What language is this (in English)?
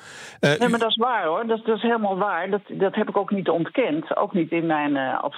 Dutch